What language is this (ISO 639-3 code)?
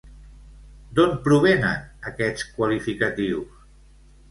cat